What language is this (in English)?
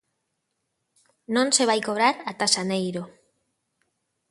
Galician